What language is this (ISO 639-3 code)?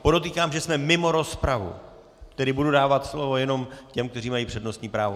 ces